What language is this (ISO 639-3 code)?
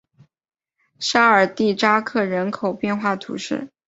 zho